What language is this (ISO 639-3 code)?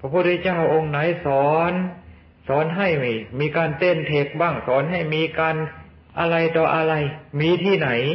tha